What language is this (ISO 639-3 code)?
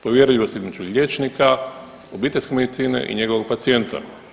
hrv